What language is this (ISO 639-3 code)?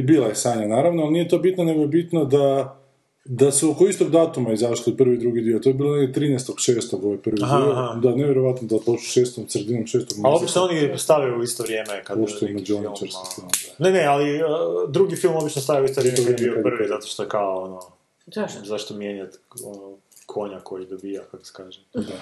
hrv